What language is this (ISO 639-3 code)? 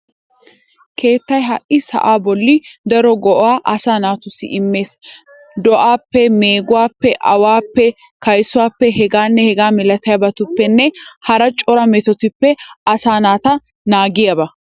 wal